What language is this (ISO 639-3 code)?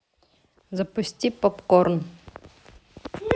rus